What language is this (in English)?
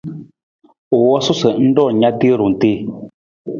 Nawdm